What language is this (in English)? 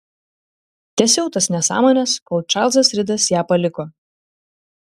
Lithuanian